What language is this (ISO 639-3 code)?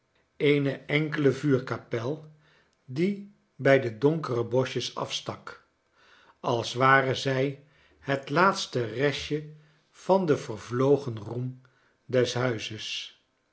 nld